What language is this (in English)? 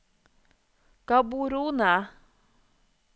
Norwegian